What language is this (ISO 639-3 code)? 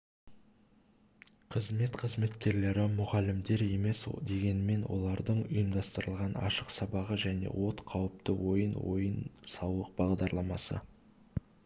kaz